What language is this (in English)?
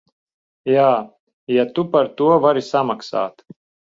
Latvian